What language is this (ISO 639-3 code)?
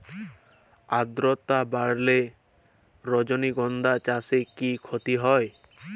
ben